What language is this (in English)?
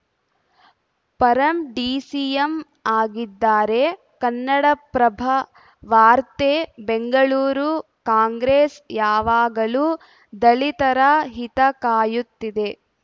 Kannada